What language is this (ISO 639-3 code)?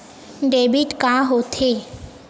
hne